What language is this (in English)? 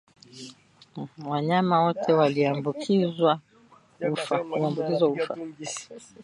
Swahili